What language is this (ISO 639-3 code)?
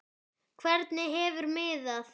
isl